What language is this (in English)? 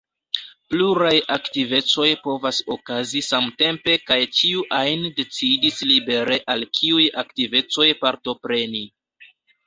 Esperanto